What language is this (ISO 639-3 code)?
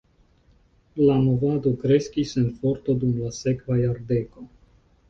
epo